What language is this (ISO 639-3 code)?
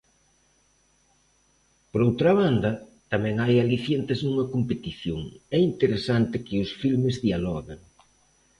glg